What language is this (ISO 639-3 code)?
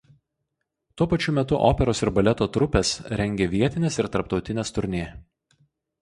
lit